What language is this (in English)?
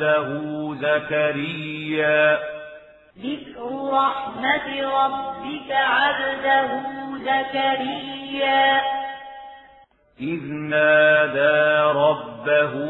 Arabic